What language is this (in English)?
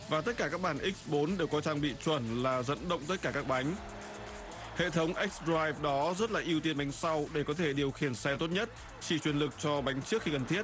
Vietnamese